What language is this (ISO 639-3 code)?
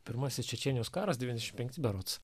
lit